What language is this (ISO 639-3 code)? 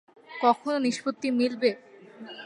ben